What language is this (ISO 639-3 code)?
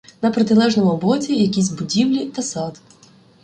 ukr